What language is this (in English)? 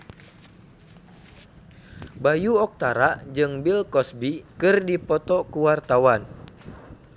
Sundanese